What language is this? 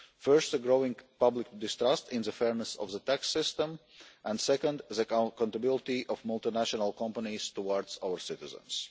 English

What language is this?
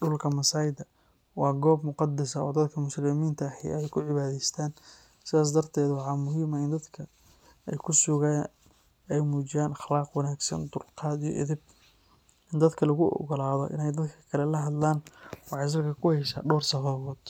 Somali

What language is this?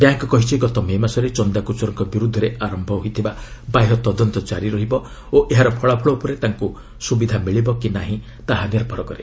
Odia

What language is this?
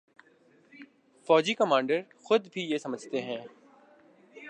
Urdu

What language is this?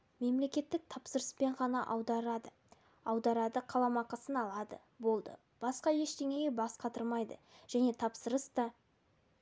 Kazakh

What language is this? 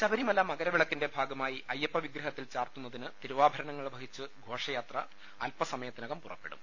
Malayalam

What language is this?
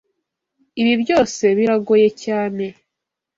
Kinyarwanda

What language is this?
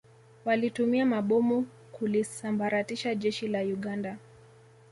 Swahili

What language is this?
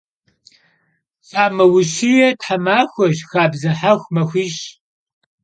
Kabardian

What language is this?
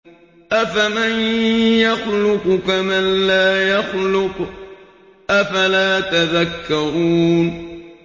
Arabic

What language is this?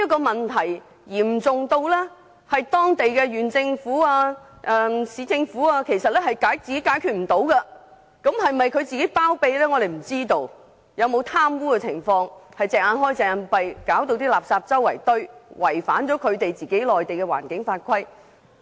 Cantonese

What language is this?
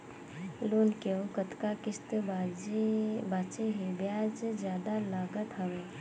Chhattisgarhi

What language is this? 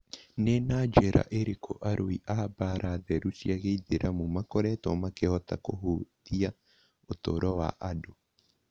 Kikuyu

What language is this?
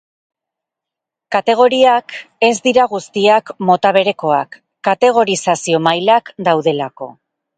Basque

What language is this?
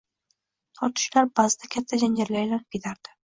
Uzbek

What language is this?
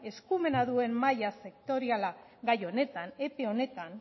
Basque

